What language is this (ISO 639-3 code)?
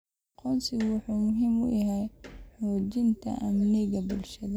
som